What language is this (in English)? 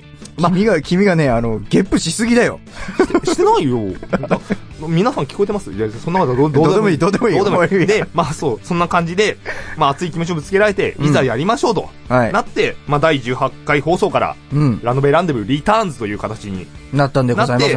Japanese